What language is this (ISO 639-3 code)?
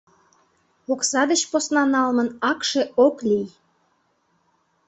chm